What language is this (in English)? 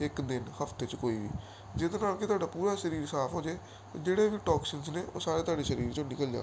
Punjabi